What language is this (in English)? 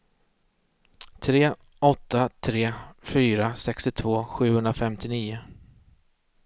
Swedish